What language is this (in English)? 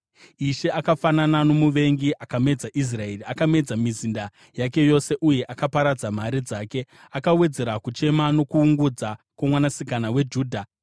Shona